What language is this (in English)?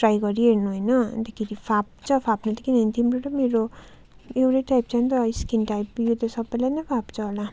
Nepali